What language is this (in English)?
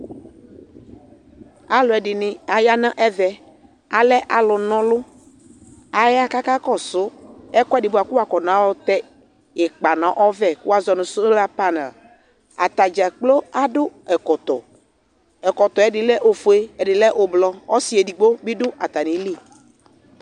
Ikposo